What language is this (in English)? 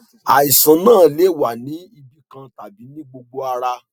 Yoruba